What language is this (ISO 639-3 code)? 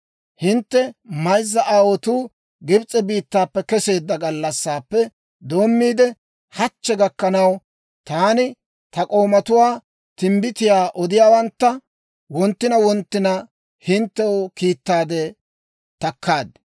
dwr